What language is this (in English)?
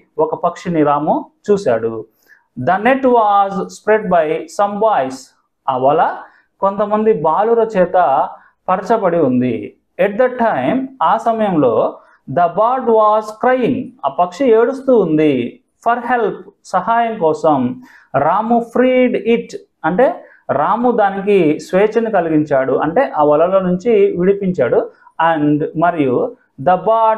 Telugu